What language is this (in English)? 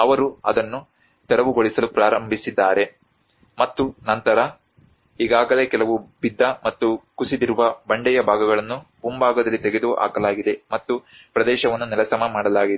Kannada